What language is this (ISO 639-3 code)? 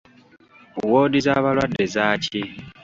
lug